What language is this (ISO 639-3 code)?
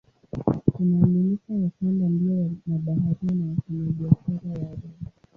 swa